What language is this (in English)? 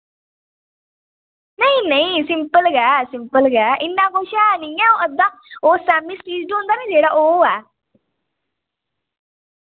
Dogri